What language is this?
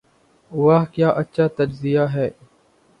Urdu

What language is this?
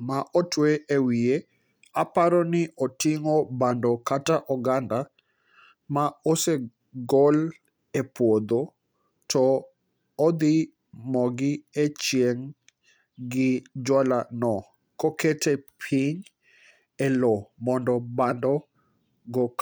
Luo (Kenya and Tanzania)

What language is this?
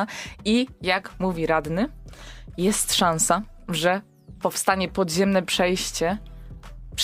Polish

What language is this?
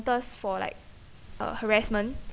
English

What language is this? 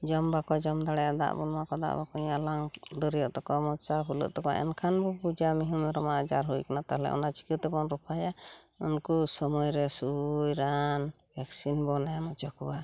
Santali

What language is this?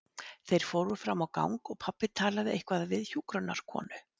Icelandic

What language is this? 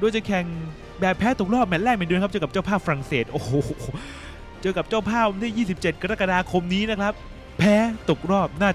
Thai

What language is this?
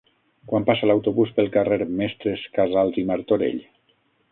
Catalan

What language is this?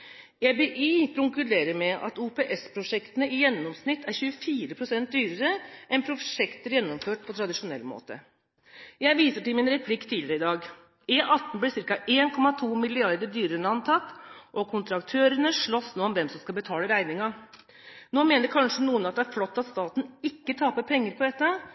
Norwegian Bokmål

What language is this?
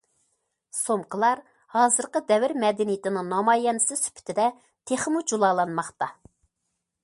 Uyghur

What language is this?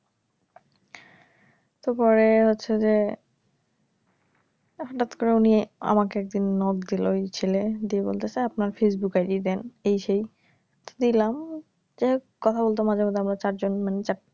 Bangla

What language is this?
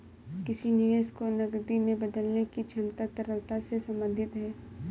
Hindi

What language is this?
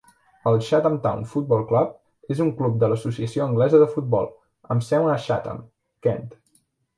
Catalan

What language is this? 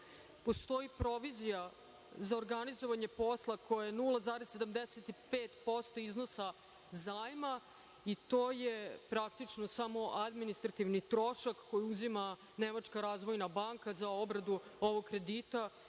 Serbian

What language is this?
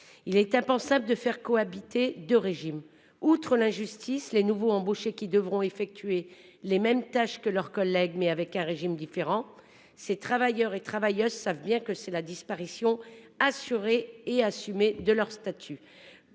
French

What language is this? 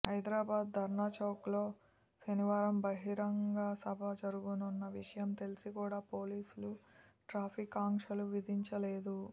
Telugu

